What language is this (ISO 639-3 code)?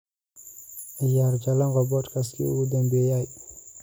som